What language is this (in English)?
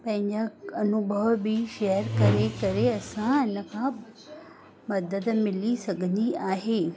Sindhi